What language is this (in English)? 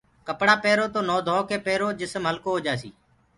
Gurgula